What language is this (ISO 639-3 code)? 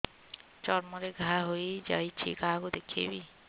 ori